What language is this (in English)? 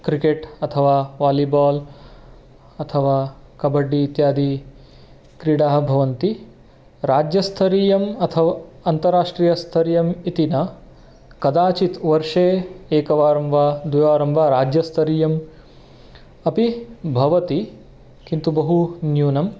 Sanskrit